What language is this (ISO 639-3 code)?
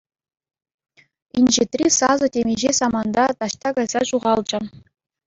chv